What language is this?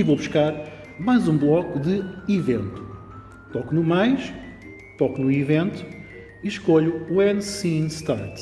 Portuguese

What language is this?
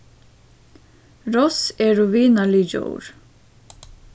Faroese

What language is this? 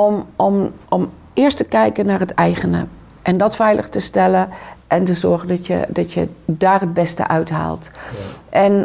Dutch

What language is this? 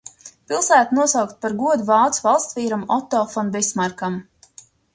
Latvian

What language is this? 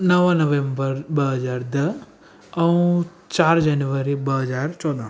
Sindhi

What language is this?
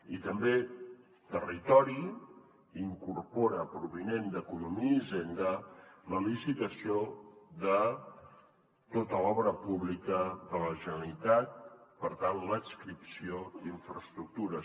Catalan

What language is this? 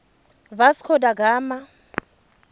Tswana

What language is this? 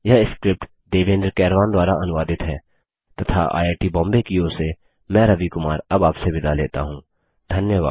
Hindi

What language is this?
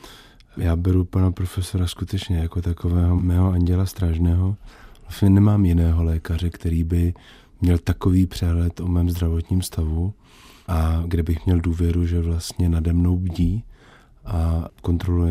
Czech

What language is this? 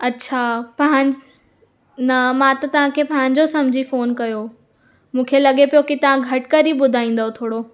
Sindhi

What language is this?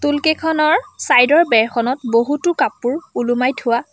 Assamese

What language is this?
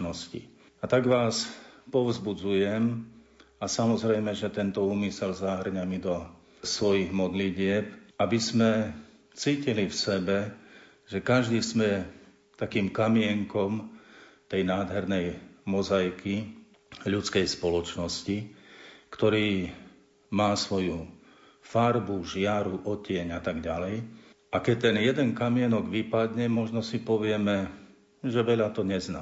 Slovak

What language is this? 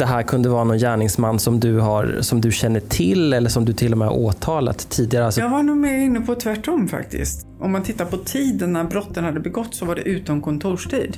Swedish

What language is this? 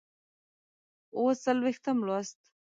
Pashto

